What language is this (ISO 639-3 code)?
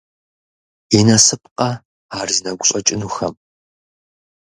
kbd